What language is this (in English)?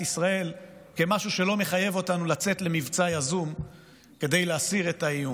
Hebrew